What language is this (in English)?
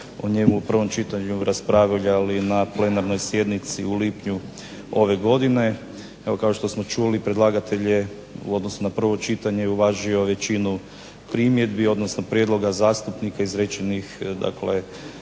Croatian